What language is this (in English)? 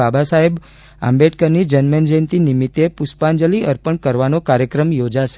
Gujarati